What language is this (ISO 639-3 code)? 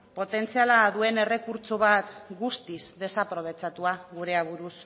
eus